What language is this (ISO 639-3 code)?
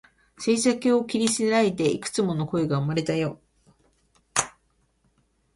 jpn